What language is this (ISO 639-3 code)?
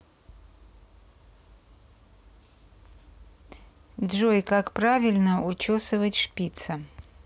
rus